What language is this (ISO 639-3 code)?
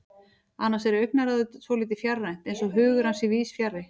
isl